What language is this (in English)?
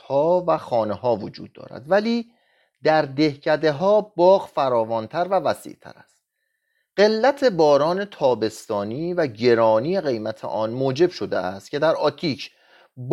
Persian